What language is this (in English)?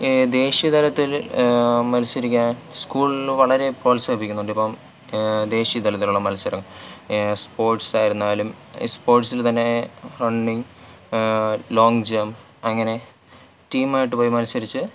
Malayalam